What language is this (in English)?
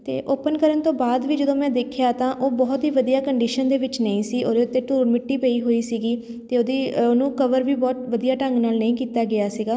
Punjabi